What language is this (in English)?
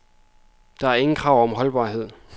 Danish